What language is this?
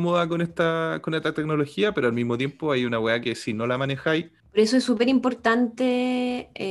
Spanish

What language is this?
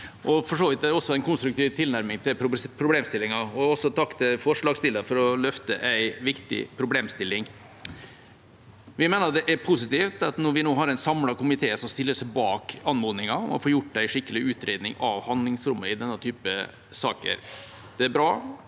Norwegian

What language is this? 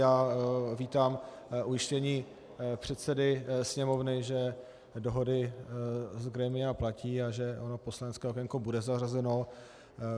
Czech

